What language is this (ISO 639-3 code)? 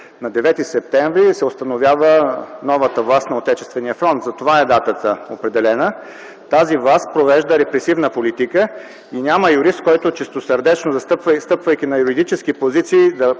bul